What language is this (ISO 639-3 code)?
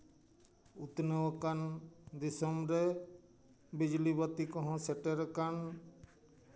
sat